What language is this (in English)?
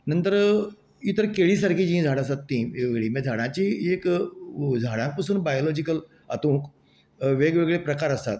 Konkani